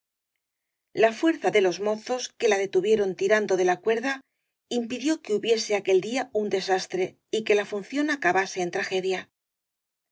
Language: Spanish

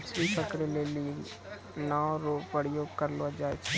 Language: Maithili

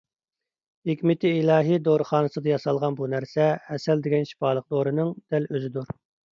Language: Uyghur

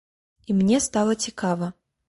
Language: Belarusian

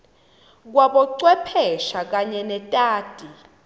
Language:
Swati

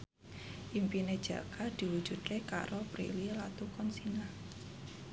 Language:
Javanese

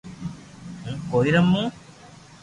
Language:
Loarki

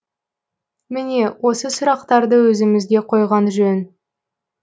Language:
Kazakh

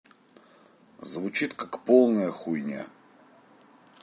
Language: Russian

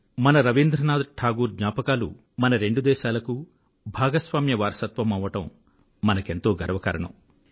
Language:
Telugu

